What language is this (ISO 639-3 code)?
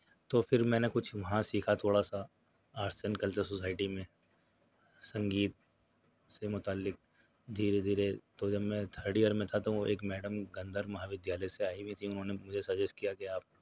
urd